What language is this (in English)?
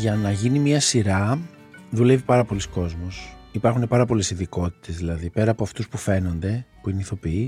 Greek